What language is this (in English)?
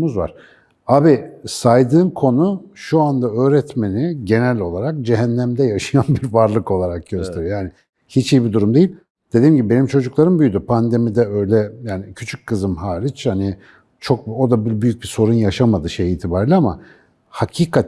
Turkish